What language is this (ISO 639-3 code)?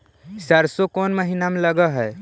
mag